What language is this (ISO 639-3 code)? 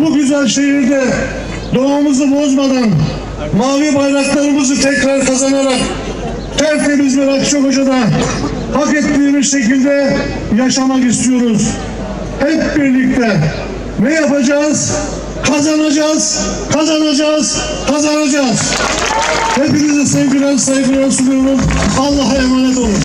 tur